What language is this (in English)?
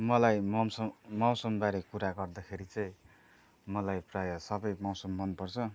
Nepali